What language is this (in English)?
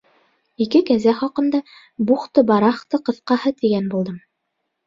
Bashkir